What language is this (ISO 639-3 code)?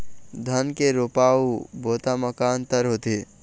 hne